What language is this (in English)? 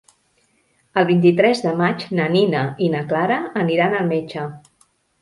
Catalan